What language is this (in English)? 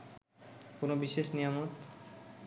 Bangla